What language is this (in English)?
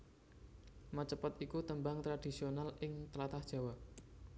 Javanese